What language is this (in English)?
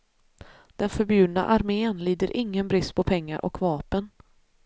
Swedish